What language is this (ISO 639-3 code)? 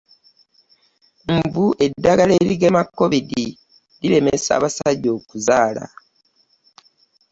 lug